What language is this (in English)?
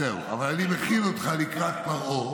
Hebrew